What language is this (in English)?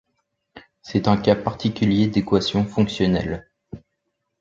French